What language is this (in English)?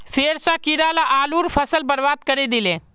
Magahi